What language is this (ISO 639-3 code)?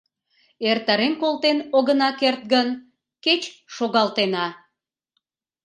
chm